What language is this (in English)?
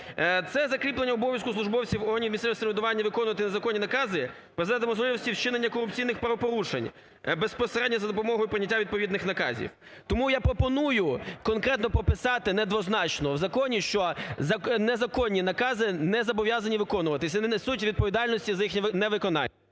Ukrainian